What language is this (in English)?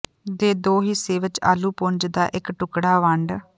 Punjabi